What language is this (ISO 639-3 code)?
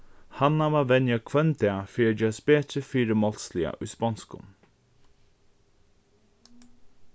fao